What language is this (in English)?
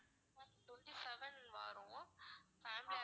Tamil